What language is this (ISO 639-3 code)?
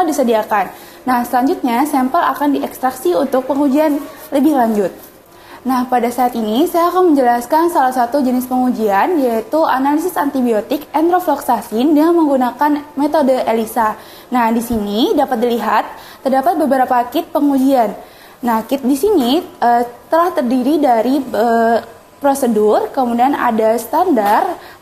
ind